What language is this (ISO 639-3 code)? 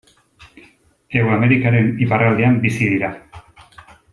eus